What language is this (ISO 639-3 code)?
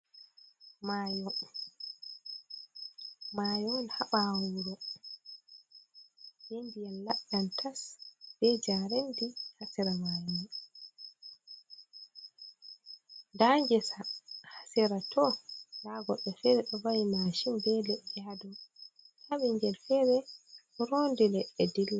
ful